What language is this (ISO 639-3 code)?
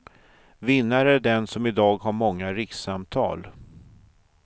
swe